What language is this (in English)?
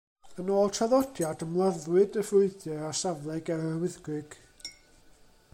Welsh